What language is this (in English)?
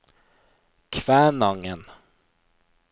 Norwegian